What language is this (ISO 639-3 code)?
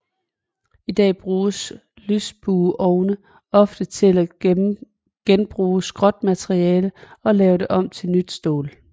dan